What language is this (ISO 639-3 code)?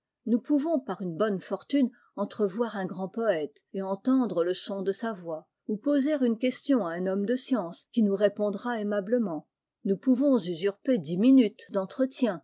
fra